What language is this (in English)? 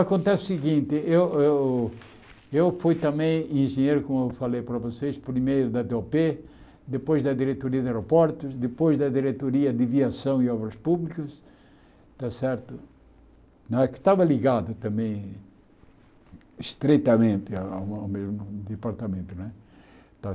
Portuguese